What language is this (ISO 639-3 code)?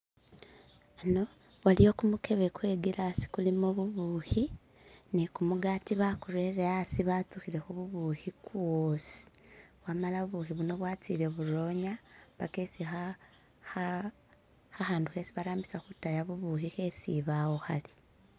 myx